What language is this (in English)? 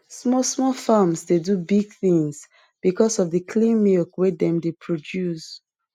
Nigerian Pidgin